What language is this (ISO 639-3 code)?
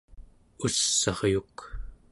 esu